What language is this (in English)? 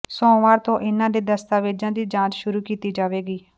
Punjabi